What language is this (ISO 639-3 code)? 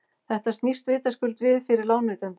isl